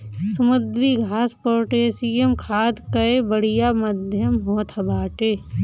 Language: Bhojpuri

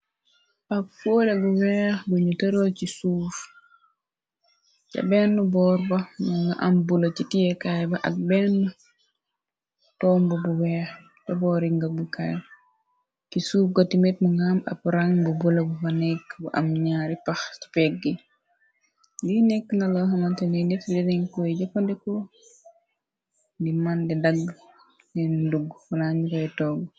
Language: Wolof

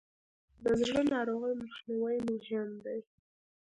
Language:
Pashto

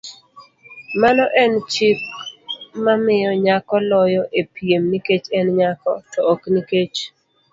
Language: Luo (Kenya and Tanzania)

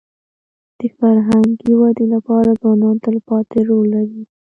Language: Pashto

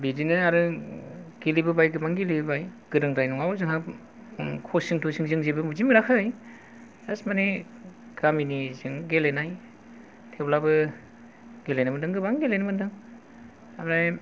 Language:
Bodo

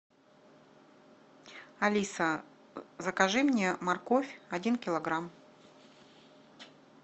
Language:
Russian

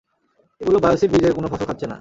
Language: Bangla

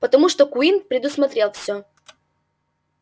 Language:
Russian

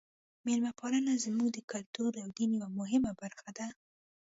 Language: Pashto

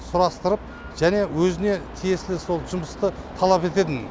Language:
Kazakh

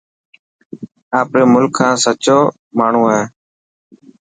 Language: Dhatki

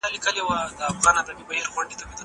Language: Pashto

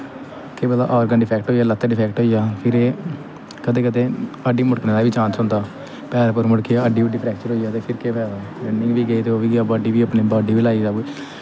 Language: Dogri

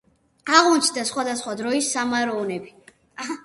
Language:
Georgian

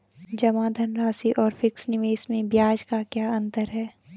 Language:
Hindi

